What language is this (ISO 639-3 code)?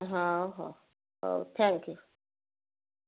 ori